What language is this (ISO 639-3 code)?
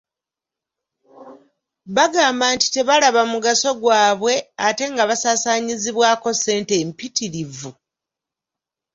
lug